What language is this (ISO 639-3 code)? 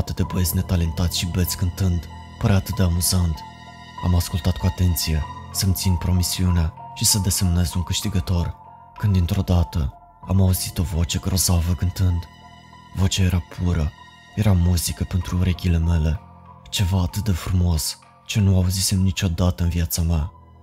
ron